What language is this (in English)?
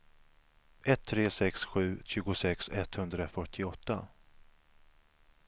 Swedish